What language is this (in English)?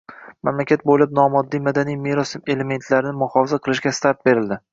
Uzbek